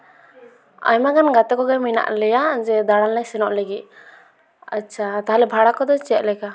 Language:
Santali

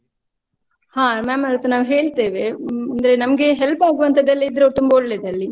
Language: Kannada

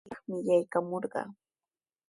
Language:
Sihuas Ancash Quechua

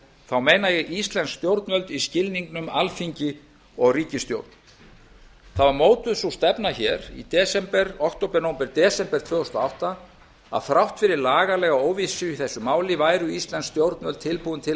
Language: Icelandic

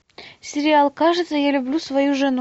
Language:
Russian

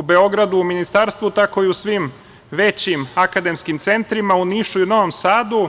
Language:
Serbian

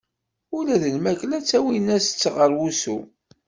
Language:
Kabyle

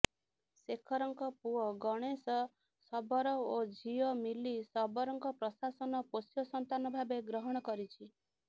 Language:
Odia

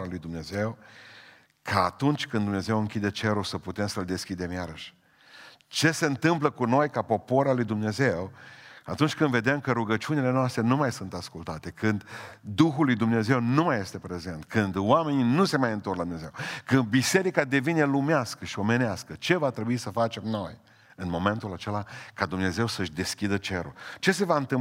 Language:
Romanian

